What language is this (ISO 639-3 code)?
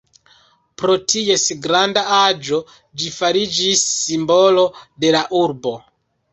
epo